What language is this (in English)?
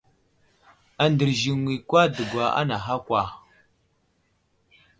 Wuzlam